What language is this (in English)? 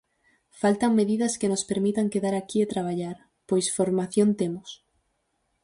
Galician